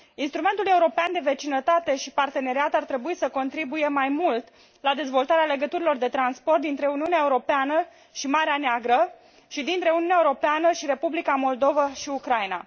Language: Romanian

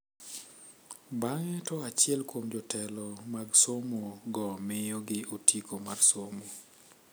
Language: Luo (Kenya and Tanzania)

